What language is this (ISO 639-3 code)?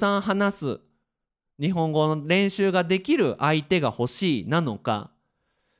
jpn